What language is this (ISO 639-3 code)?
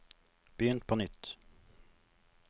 nor